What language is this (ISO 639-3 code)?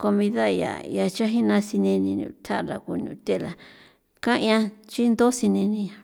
pow